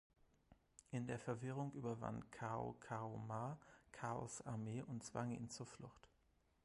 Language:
German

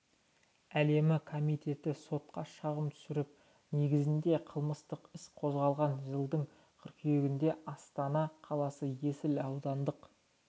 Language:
Kazakh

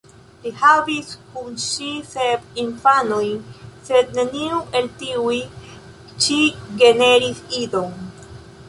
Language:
Esperanto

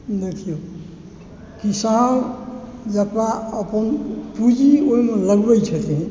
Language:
Maithili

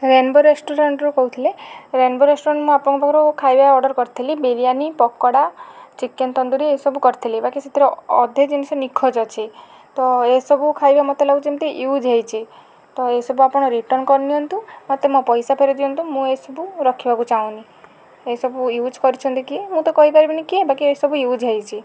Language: Odia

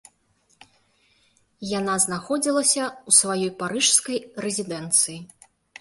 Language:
Belarusian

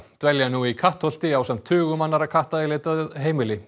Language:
Icelandic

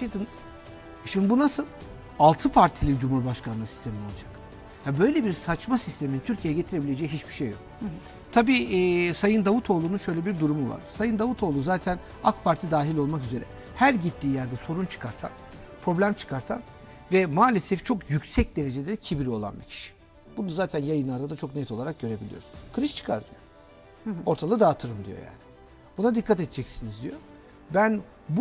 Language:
Turkish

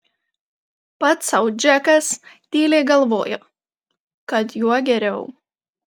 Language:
Lithuanian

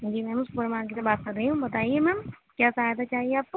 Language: Urdu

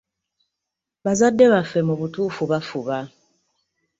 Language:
Ganda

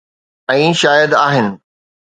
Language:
Sindhi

